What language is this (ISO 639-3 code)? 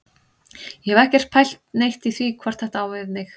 isl